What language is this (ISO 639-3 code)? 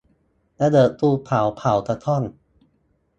tha